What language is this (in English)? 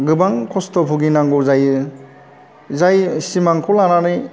Bodo